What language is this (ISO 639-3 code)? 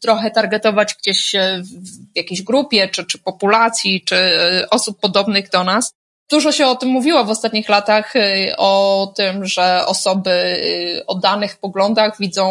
pol